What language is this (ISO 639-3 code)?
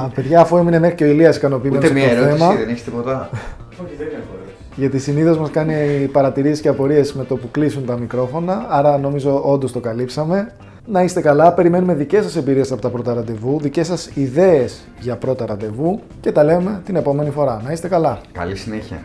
ell